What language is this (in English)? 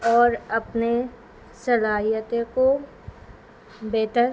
Urdu